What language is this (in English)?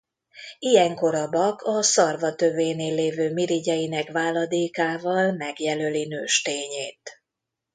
Hungarian